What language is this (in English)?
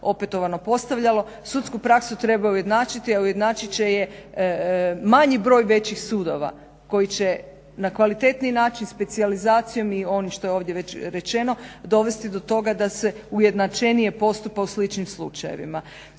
Croatian